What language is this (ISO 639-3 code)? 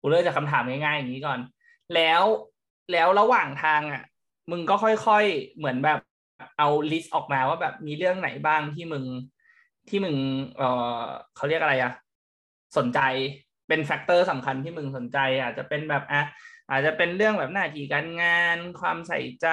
tha